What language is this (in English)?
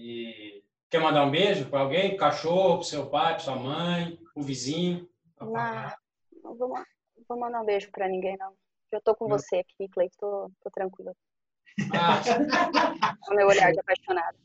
Portuguese